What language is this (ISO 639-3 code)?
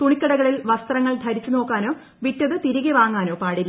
mal